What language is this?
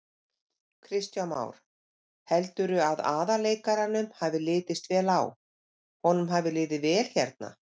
Icelandic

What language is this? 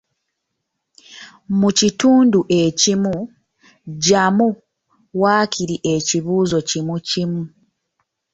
Ganda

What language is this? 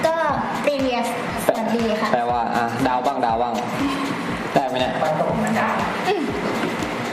Thai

